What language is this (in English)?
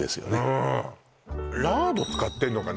Japanese